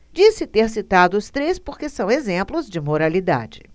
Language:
Portuguese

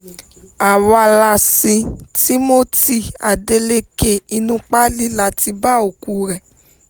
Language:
Yoruba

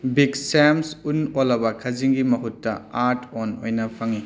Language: Manipuri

